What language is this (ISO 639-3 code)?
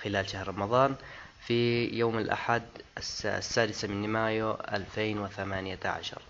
ara